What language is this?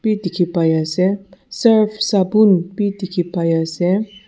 Naga Pidgin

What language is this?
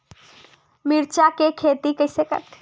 Chhattisgarhi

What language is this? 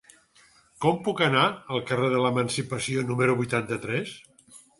Catalan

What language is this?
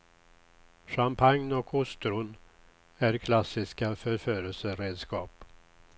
Swedish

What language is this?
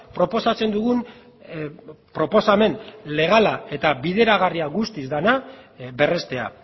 Basque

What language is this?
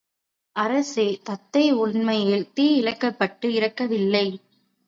Tamil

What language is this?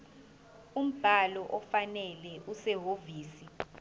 Zulu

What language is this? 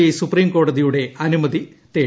Malayalam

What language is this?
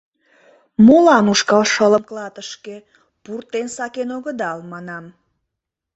Mari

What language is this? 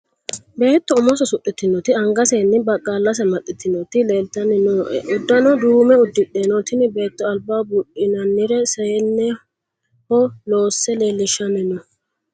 Sidamo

